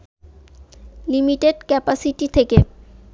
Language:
Bangla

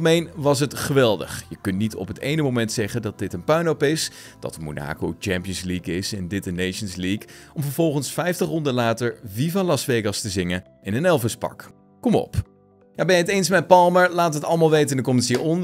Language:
Dutch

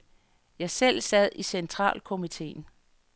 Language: Danish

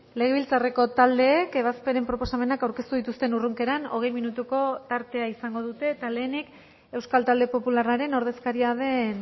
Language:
Basque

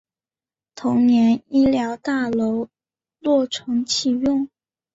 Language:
Chinese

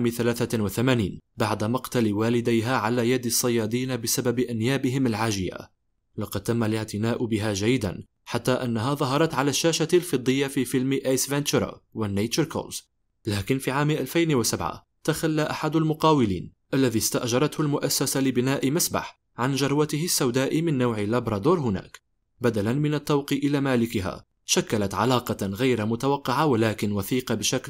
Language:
Arabic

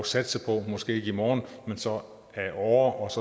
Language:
Danish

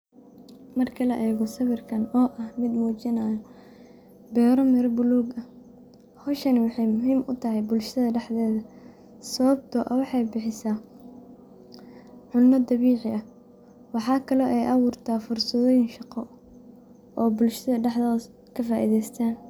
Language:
Somali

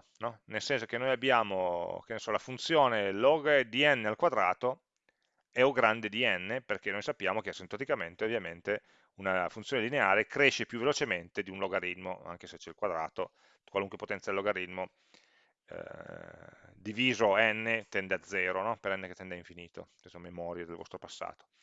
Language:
Italian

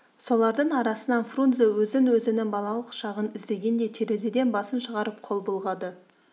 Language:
Kazakh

